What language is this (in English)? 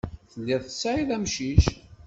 Kabyle